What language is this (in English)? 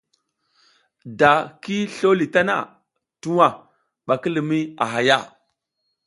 South Giziga